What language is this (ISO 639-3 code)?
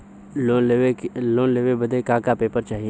bho